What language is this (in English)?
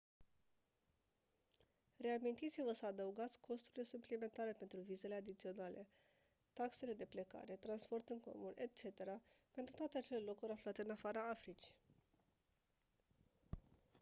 Romanian